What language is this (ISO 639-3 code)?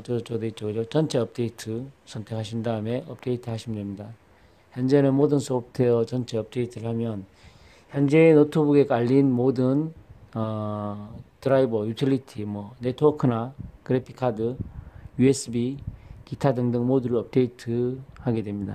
kor